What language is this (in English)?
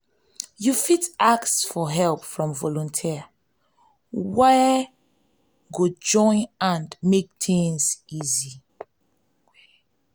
Nigerian Pidgin